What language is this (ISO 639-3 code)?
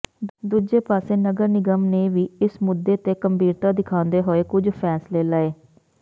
pan